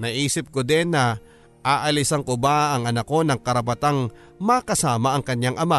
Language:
Filipino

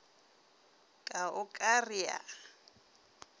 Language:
Northern Sotho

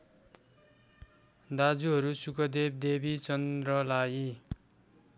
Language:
Nepali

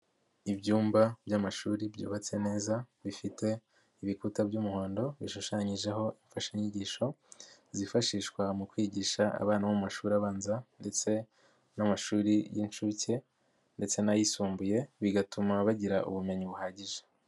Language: Kinyarwanda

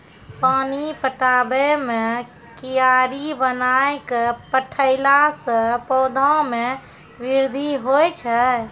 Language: Maithili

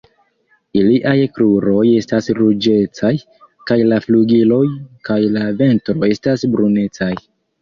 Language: Esperanto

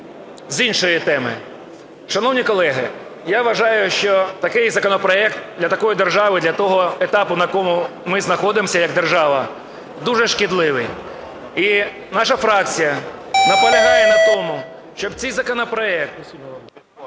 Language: Ukrainian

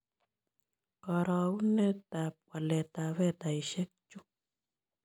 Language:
Kalenjin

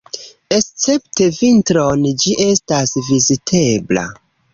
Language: Esperanto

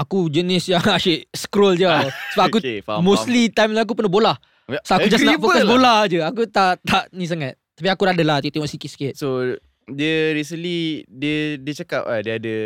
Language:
Malay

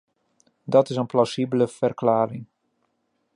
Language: Dutch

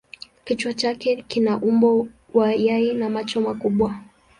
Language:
Swahili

